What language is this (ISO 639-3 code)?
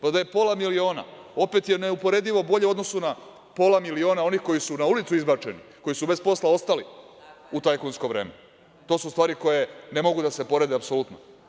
srp